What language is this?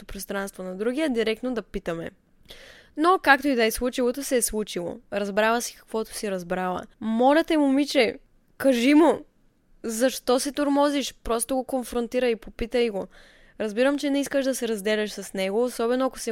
Bulgarian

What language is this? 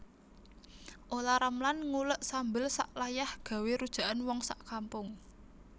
Javanese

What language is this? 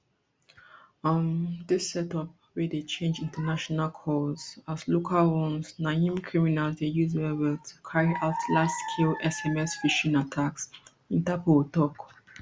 Nigerian Pidgin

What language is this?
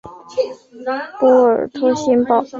Chinese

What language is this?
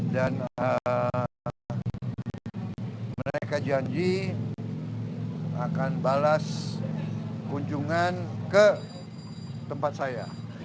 Indonesian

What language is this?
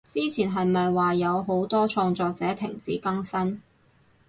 Cantonese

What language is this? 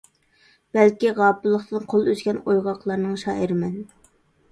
Uyghur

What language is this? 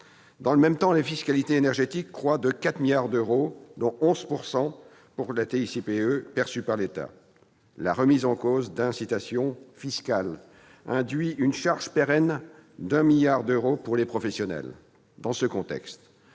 French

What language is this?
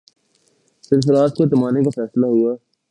Urdu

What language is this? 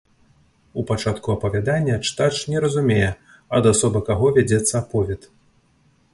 Belarusian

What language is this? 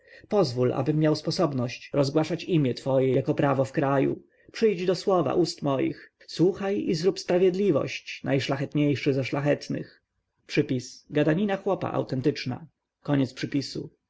Polish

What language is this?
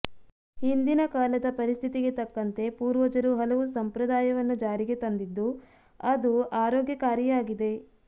Kannada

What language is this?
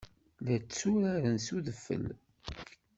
Kabyle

